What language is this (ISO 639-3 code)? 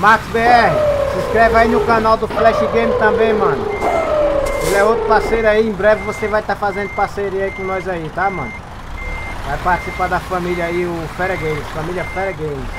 por